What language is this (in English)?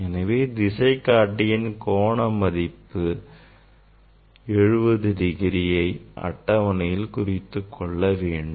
Tamil